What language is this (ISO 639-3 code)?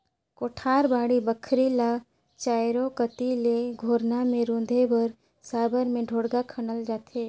hne